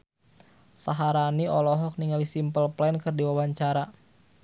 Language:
Sundanese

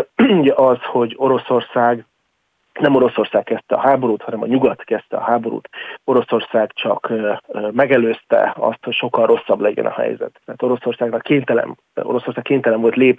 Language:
Hungarian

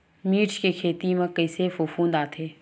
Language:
Chhattisgarhi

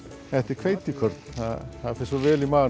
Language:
Icelandic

